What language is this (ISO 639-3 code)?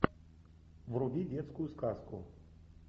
rus